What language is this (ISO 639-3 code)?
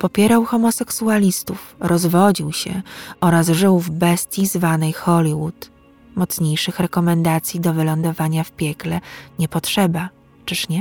pol